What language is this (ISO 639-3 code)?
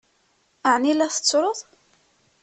kab